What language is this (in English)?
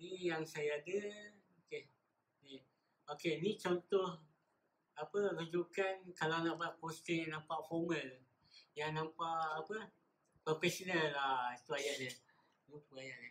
Malay